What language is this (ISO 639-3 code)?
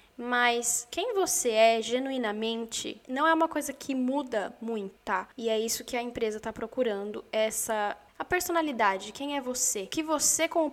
por